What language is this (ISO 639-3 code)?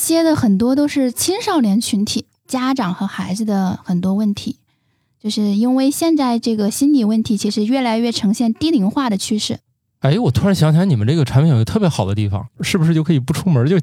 zho